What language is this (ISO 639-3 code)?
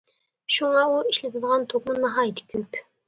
uig